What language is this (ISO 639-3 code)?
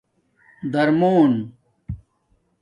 dmk